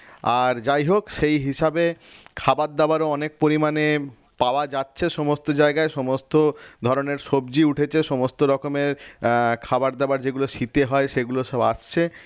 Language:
Bangla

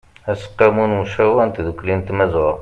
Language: Kabyle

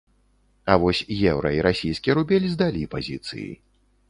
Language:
Belarusian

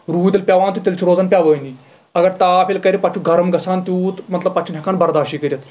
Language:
Kashmiri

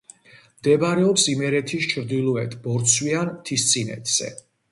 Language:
Georgian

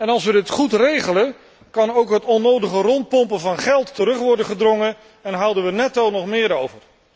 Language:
Dutch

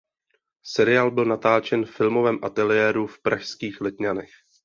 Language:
Czech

